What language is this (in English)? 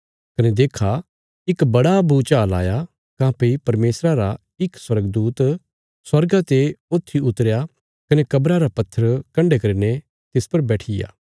Bilaspuri